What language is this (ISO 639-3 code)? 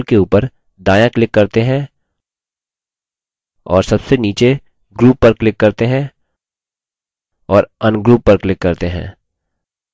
hin